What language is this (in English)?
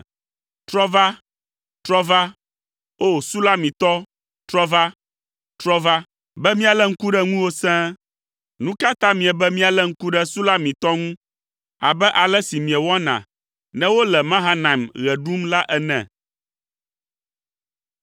Ewe